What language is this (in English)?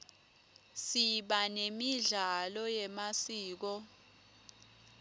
Swati